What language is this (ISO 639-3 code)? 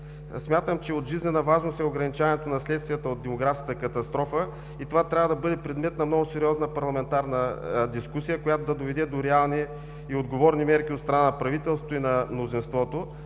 bul